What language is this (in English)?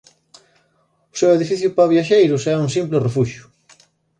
Galician